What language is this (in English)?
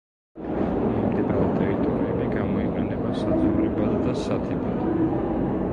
Georgian